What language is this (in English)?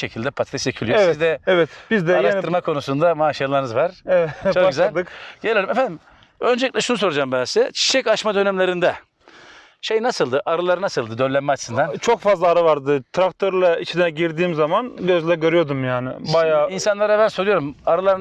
Turkish